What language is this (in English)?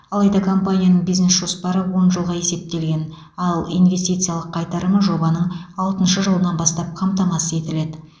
Kazakh